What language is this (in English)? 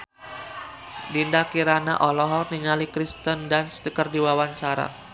Sundanese